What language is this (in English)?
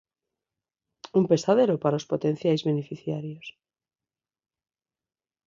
Galician